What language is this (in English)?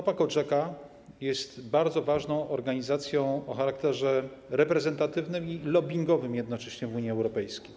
Polish